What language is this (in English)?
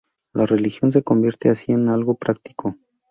Spanish